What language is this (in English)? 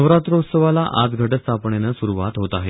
Marathi